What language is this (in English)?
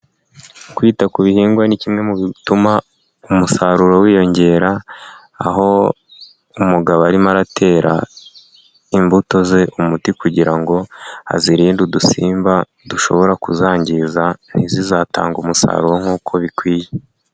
Kinyarwanda